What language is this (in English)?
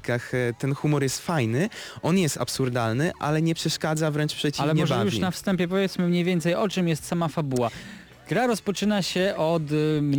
Polish